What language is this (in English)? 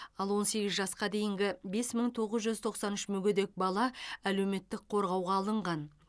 Kazakh